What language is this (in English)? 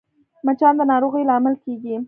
Pashto